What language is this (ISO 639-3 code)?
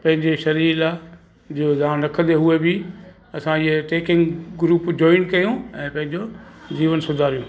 snd